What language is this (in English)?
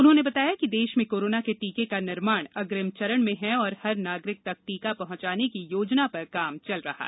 Hindi